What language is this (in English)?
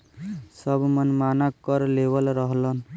Bhojpuri